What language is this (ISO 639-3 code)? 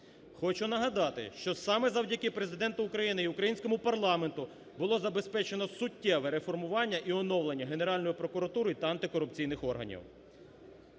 ukr